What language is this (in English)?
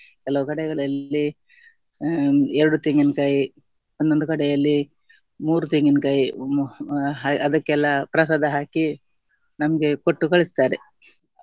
Kannada